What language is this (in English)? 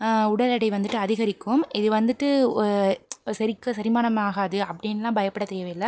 Tamil